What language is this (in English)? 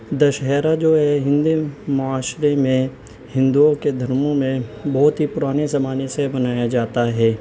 Urdu